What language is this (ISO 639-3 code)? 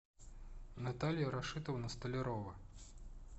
rus